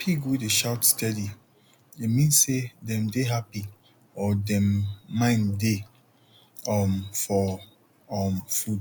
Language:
Nigerian Pidgin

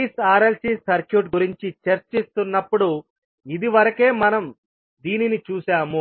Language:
Telugu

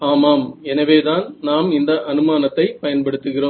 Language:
Tamil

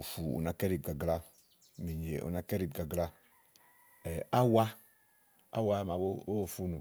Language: Igo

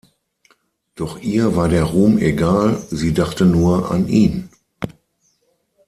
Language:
German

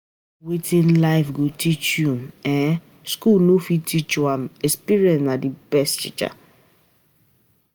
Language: Nigerian Pidgin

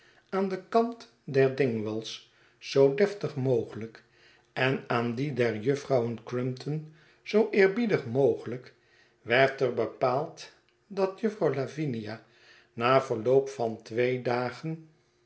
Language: Dutch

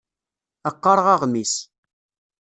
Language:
Kabyle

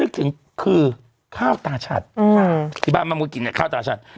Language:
Thai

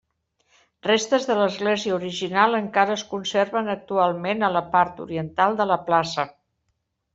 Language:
Catalan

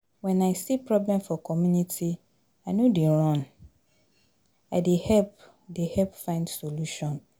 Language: Nigerian Pidgin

